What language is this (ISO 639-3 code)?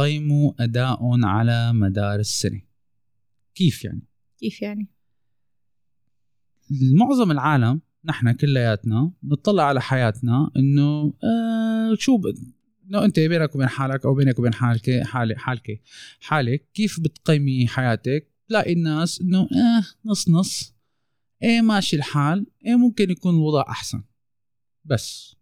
ara